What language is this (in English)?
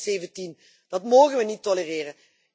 Dutch